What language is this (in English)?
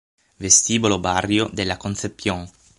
Italian